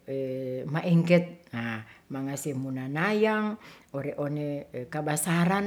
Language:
Ratahan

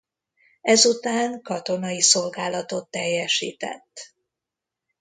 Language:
Hungarian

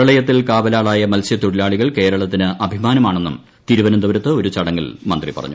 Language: Malayalam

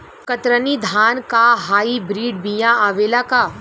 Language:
Bhojpuri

